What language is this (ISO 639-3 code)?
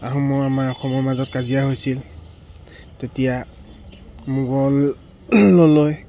asm